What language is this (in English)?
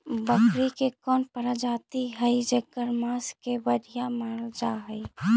Magahi